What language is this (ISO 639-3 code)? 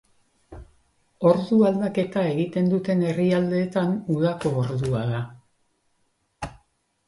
eus